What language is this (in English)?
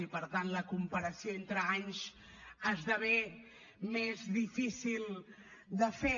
Catalan